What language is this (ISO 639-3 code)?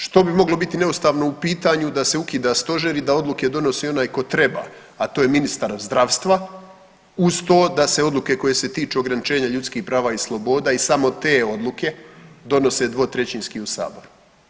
hrv